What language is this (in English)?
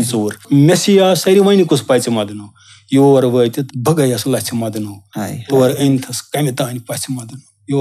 Romanian